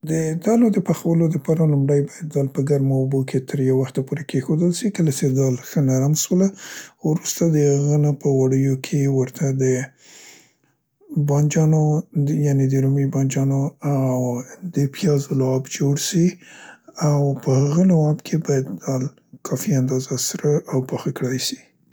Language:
Central Pashto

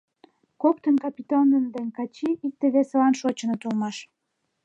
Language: Mari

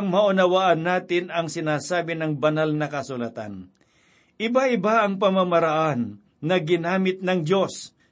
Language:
Filipino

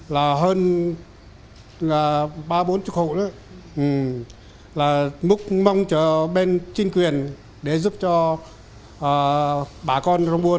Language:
Vietnamese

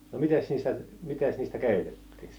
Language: Finnish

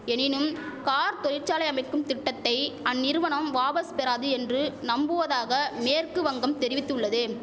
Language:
Tamil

